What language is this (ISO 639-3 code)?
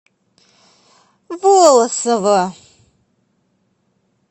rus